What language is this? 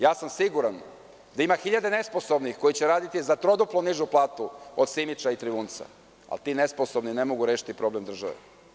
Serbian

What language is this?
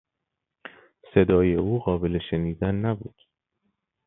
Persian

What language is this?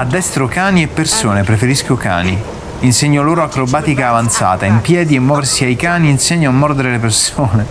Italian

